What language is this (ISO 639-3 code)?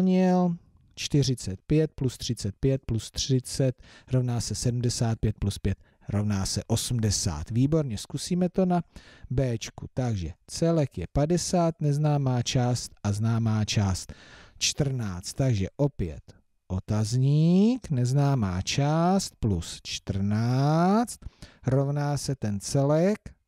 ces